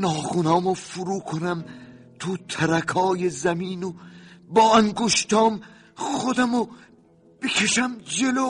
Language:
Persian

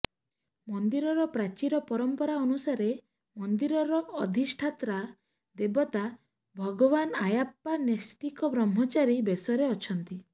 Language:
Odia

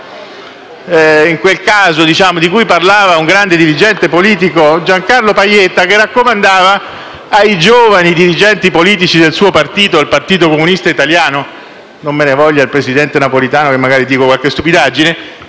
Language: Italian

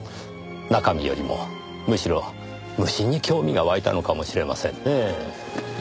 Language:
Japanese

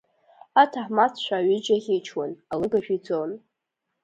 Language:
Abkhazian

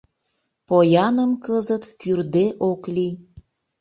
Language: Mari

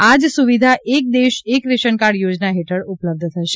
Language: Gujarati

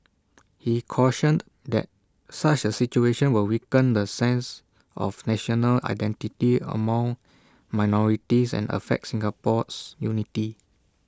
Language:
English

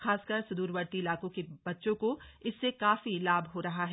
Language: Hindi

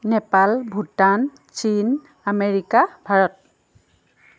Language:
Assamese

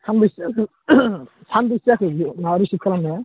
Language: Bodo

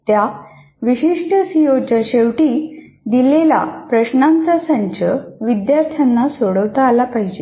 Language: Marathi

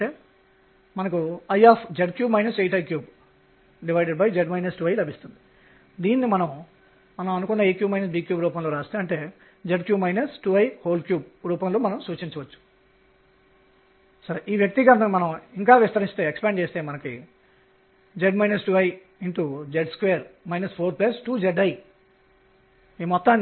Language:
Telugu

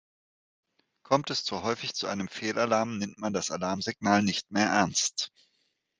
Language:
German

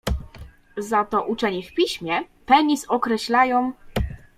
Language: Polish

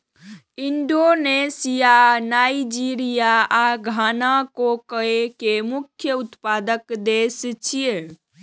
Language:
Maithili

